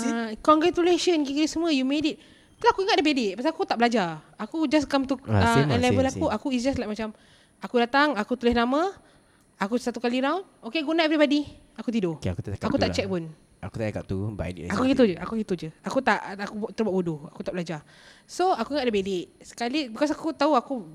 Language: Malay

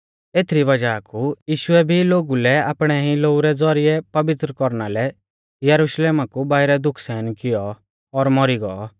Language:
Mahasu Pahari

